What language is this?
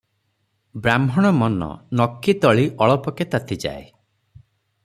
Odia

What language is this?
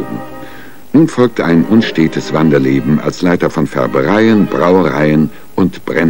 German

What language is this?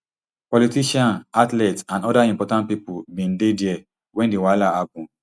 Nigerian Pidgin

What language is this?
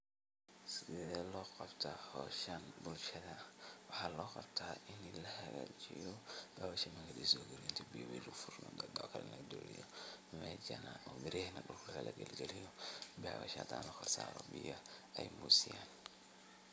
Somali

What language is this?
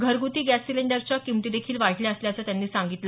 Marathi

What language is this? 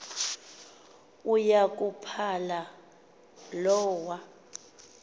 Xhosa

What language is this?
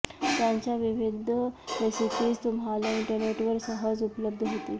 Marathi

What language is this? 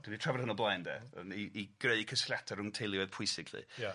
Welsh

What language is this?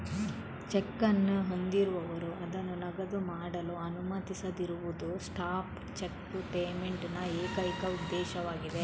Kannada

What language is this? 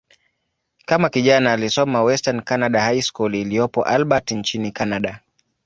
Swahili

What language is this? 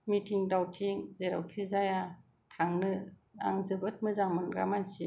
Bodo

